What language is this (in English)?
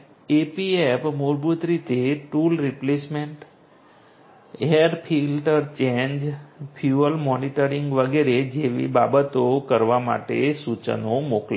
Gujarati